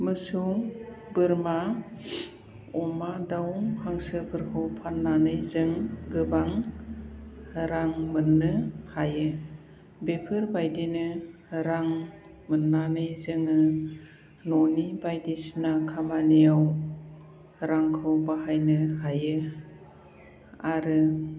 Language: Bodo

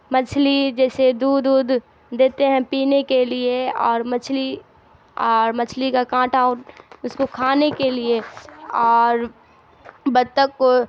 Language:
Urdu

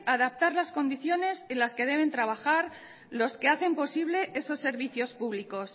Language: Spanish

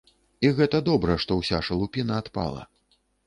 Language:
Belarusian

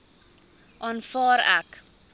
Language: Afrikaans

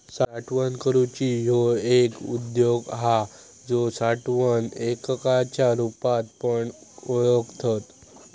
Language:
Marathi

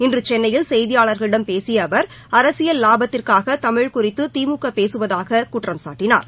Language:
Tamil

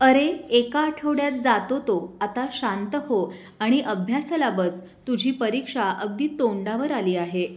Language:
Marathi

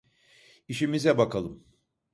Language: Turkish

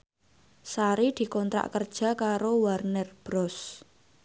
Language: Javanese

